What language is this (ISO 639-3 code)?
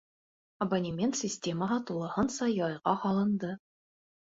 bak